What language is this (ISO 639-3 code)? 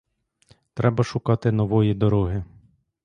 ukr